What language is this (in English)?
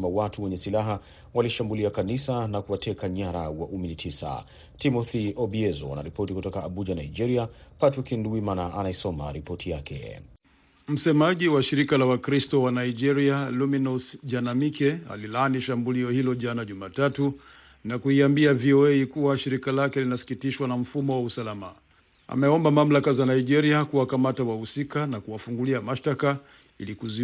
Swahili